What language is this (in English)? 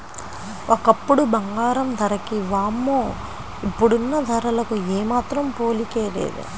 Telugu